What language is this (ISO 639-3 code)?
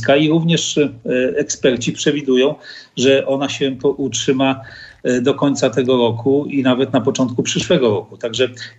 pol